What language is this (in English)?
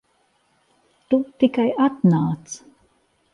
Latvian